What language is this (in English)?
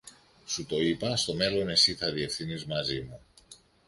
Greek